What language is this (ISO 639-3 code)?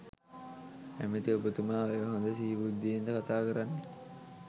sin